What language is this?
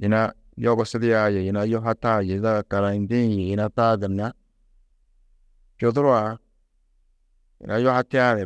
Tedaga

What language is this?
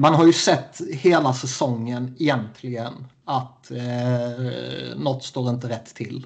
Swedish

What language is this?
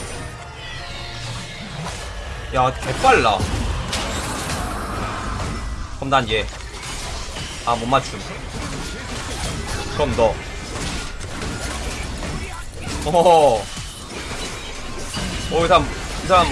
Korean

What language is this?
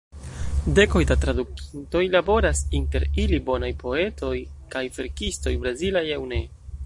Esperanto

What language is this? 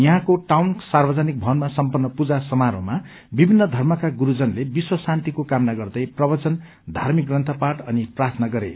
Nepali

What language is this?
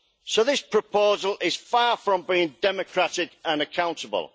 English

